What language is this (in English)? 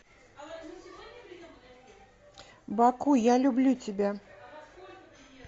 Russian